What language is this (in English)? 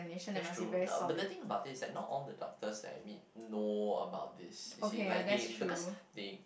English